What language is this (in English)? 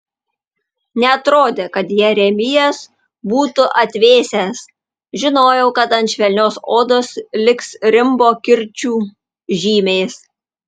Lithuanian